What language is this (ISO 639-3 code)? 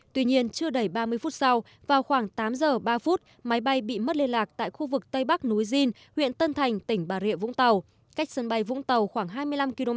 vie